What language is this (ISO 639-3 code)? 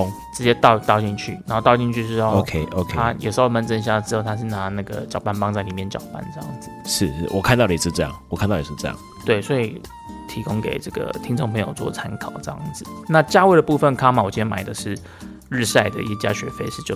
zho